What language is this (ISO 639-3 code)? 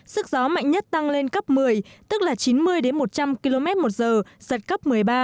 vie